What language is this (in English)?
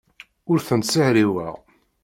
Kabyle